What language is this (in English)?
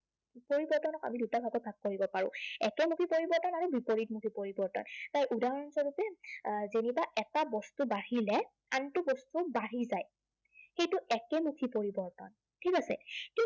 Assamese